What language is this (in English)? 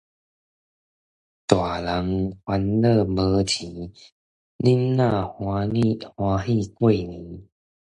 Min Nan Chinese